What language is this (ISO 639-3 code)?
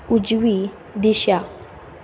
kok